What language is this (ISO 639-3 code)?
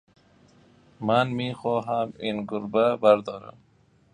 fas